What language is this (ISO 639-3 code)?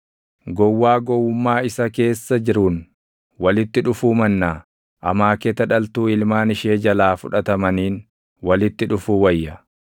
orm